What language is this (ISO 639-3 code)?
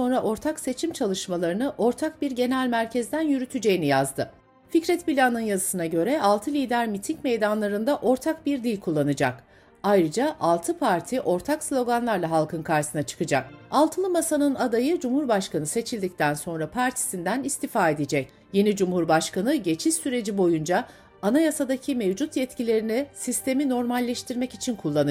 tur